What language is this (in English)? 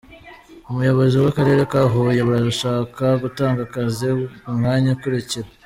Kinyarwanda